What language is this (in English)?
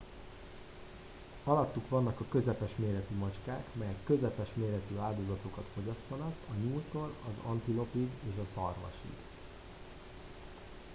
Hungarian